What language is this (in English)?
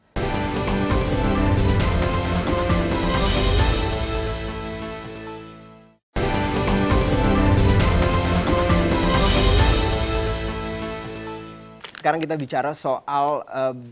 Indonesian